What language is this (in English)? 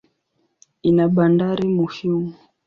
Swahili